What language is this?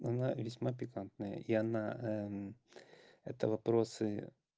Russian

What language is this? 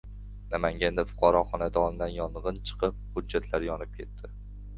Uzbek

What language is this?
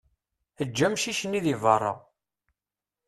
Kabyle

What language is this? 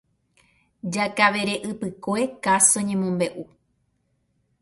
Guarani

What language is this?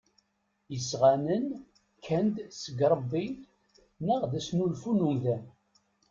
Kabyle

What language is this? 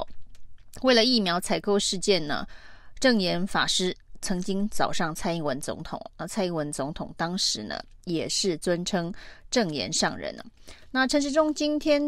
Chinese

